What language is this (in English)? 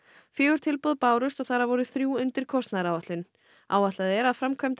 Icelandic